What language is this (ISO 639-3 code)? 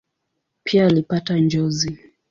swa